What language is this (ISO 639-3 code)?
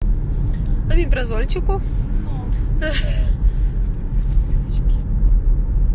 rus